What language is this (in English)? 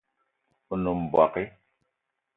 Eton (Cameroon)